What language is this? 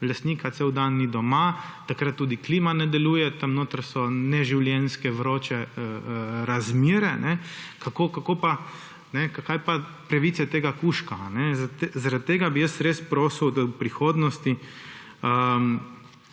Slovenian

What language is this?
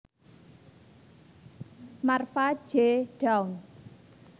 Javanese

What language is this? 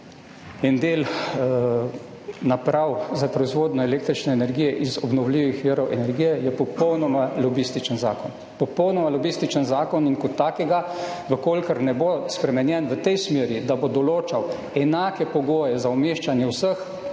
Slovenian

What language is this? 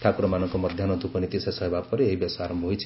Odia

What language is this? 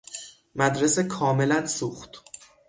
Persian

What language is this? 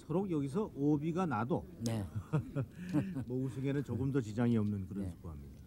Korean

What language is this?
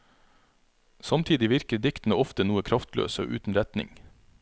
Norwegian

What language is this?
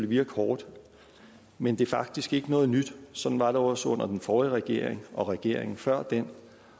Danish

